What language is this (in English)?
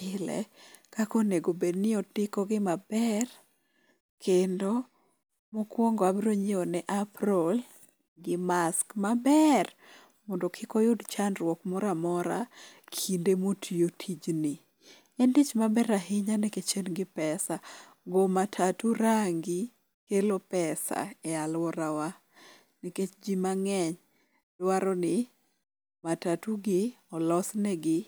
Luo (Kenya and Tanzania)